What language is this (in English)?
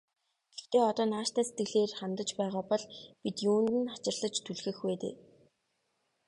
Mongolian